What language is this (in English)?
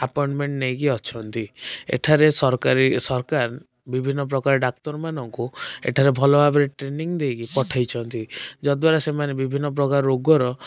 Odia